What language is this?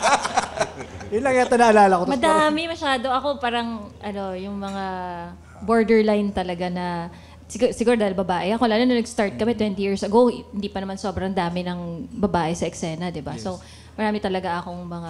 Filipino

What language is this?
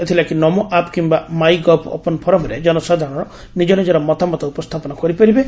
Odia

